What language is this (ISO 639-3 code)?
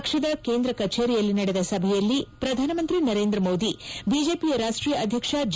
kan